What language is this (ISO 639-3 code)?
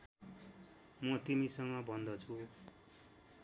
nep